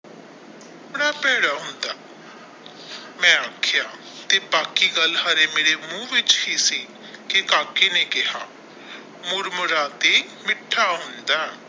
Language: Punjabi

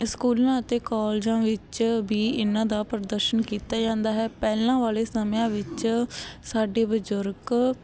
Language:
Punjabi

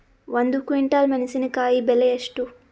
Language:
Kannada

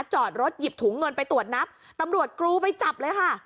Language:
Thai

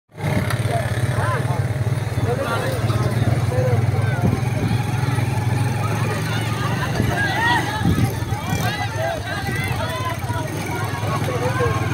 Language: Arabic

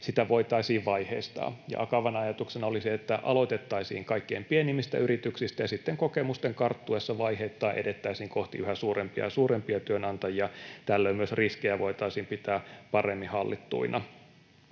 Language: Finnish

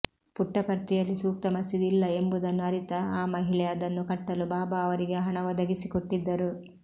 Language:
Kannada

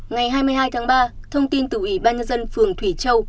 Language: Vietnamese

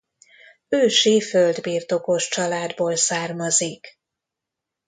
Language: Hungarian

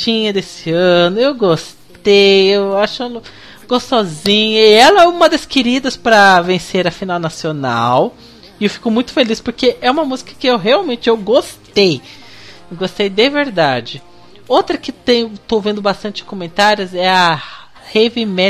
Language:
Portuguese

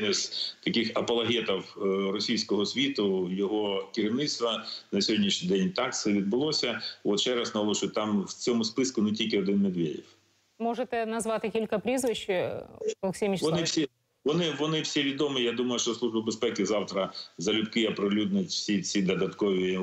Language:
Ukrainian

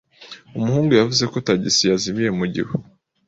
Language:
Kinyarwanda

